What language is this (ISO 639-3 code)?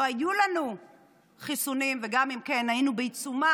heb